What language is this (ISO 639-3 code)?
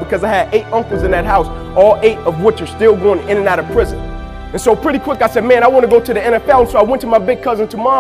eng